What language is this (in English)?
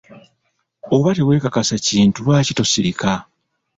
Ganda